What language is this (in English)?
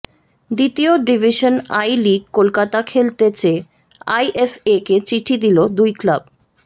Bangla